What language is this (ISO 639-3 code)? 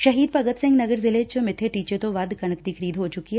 pan